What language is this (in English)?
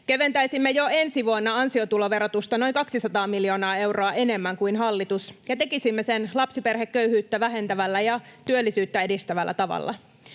Finnish